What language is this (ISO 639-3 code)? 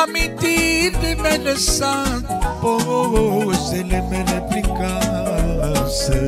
ron